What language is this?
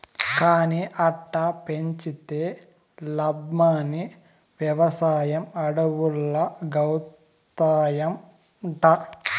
Telugu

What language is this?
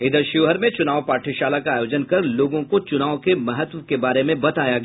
Hindi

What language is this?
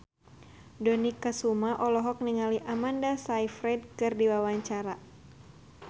Sundanese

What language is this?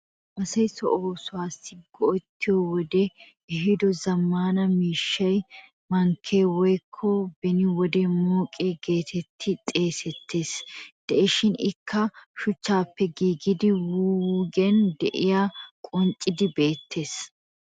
Wolaytta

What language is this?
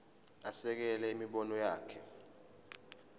Zulu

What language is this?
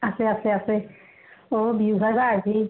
Assamese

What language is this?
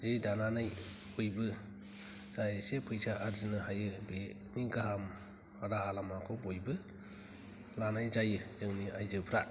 Bodo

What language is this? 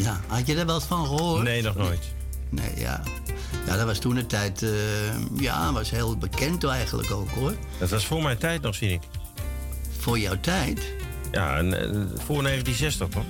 Dutch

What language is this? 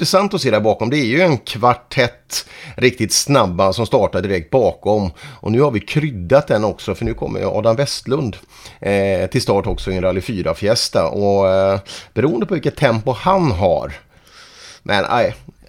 Swedish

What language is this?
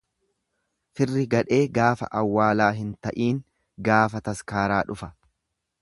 Oromo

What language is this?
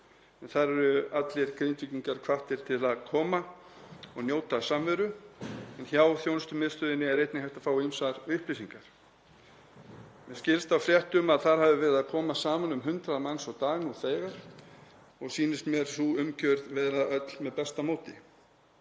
Icelandic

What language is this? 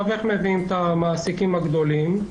Hebrew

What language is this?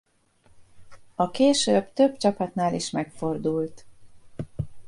Hungarian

